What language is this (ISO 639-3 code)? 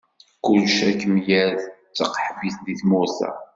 kab